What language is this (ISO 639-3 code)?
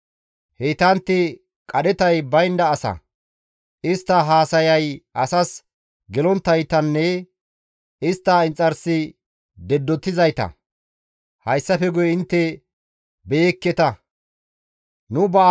gmv